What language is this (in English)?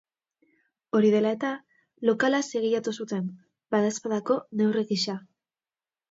Basque